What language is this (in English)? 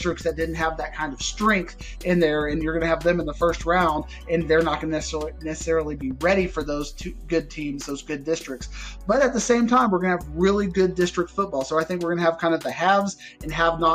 English